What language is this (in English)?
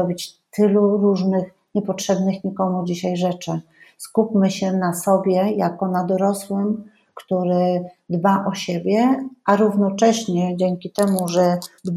Polish